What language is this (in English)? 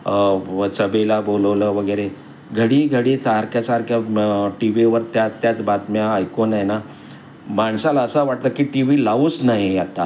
Marathi